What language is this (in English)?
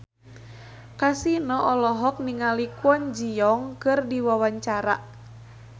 Sundanese